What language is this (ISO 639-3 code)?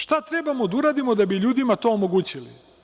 srp